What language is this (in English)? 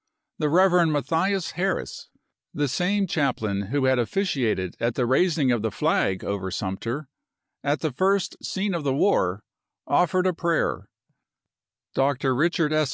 English